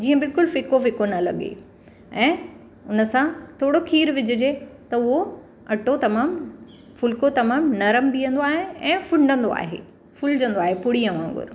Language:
Sindhi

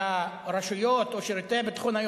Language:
Hebrew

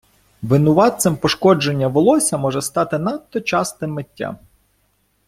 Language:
Ukrainian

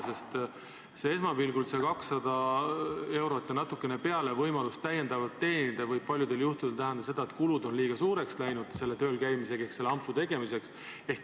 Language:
Estonian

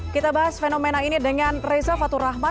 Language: Indonesian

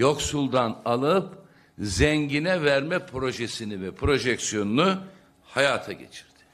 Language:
Turkish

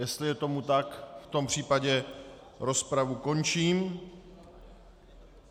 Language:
Czech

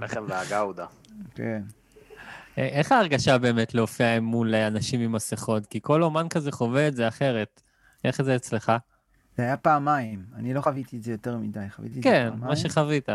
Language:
Hebrew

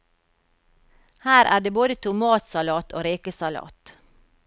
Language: Norwegian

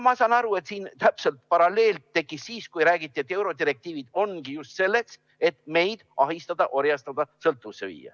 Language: Estonian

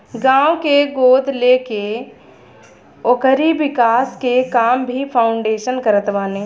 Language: Bhojpuri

